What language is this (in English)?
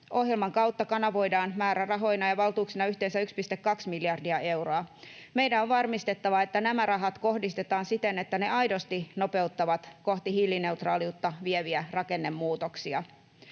Finnish